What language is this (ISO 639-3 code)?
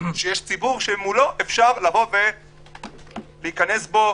heb